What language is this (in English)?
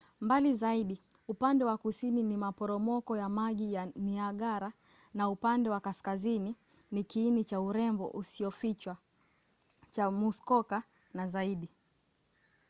Swahili